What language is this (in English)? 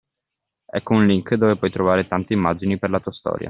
Italian